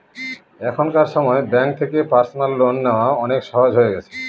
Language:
Bangla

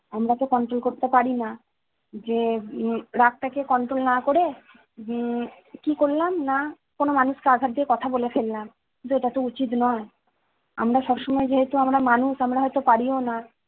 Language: Bangla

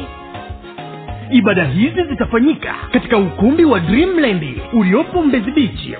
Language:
Swahili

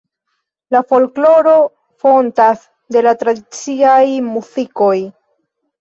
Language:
Esperanto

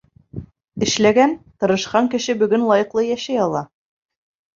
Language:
Bashkir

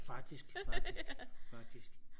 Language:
Danish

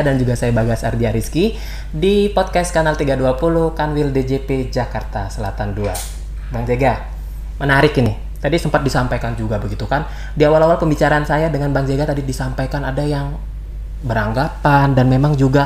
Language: Indonesian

